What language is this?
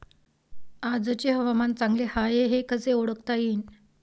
Marathi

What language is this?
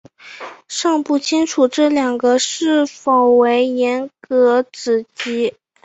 Chinese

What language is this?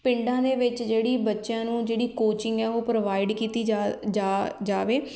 Punjabi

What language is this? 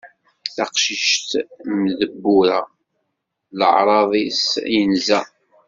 Kabyle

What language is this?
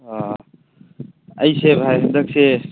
Manipuri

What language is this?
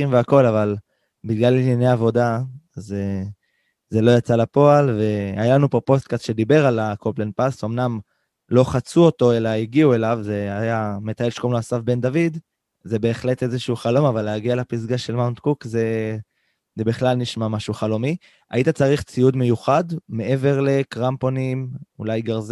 Hebrew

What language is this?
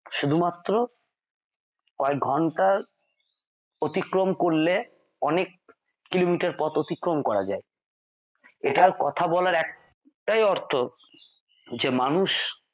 Bangla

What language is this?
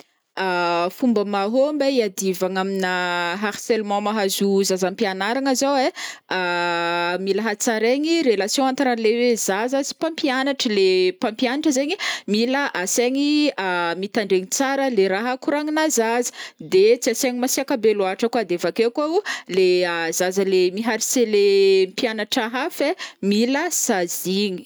Northern Betsimisaraka Malagasy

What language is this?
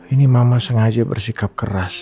Indonesian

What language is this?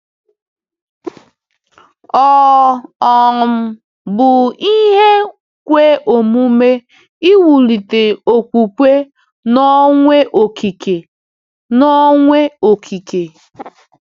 Igbo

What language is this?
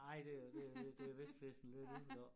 Danish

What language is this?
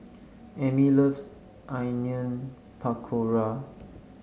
English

